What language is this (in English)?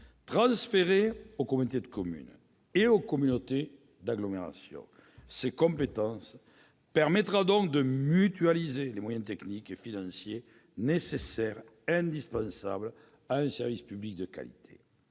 French